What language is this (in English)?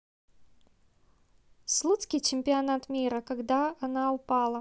Russian